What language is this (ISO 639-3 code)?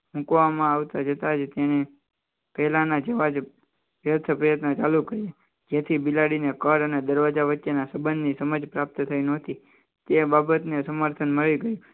guj